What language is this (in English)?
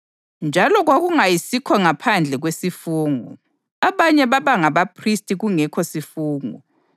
North Ndebele